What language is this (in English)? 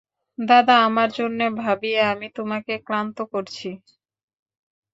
Bangla